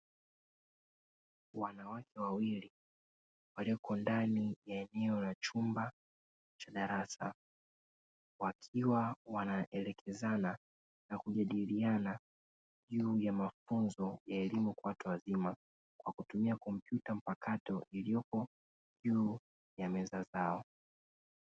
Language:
Swahili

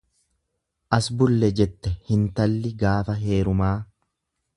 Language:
Oromo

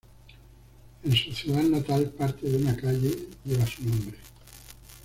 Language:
Spanish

